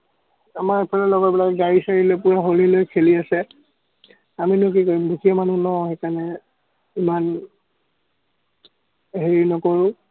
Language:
Assamese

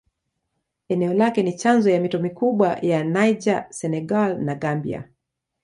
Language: Swahili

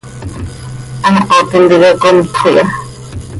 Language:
Seri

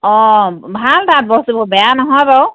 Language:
Assamese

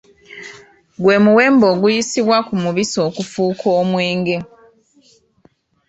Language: Ganda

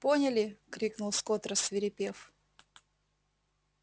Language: Russian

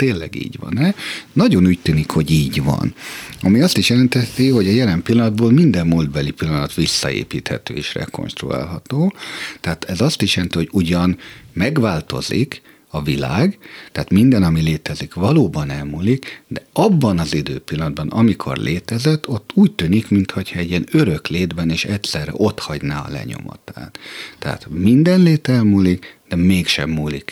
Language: Hungarian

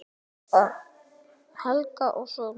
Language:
Icelandic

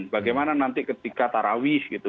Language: Indonesian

